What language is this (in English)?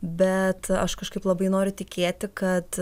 Lithuanian